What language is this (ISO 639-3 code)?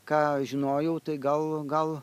lit